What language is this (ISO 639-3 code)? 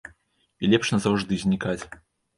bel